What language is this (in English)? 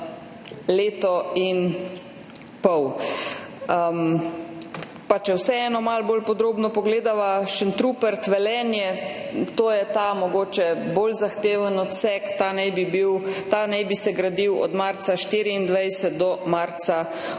Slovenian